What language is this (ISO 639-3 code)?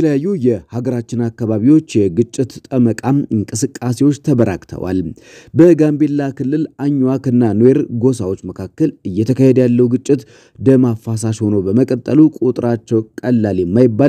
ara